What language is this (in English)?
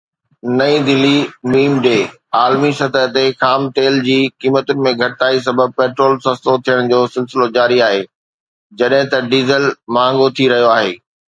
Sindhi